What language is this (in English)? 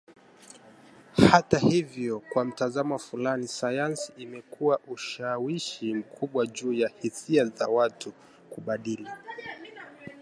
Swahili